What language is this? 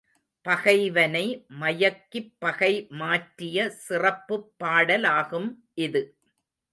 Tamil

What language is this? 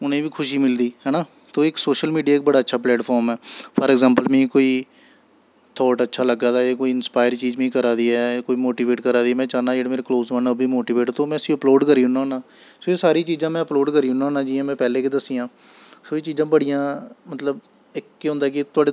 Dogri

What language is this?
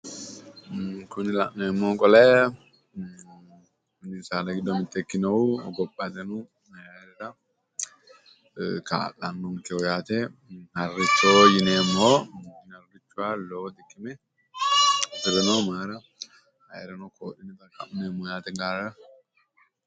Sidamo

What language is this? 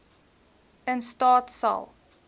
Afrikaans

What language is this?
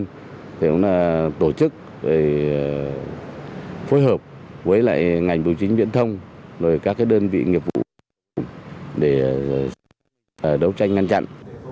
Vietnamese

